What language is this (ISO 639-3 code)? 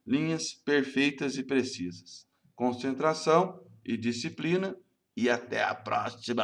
por